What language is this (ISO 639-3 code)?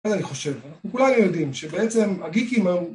heb